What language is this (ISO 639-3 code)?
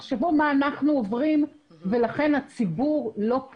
heb